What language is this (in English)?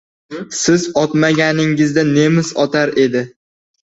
Uzbek